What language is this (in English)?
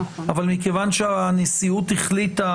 Hebrew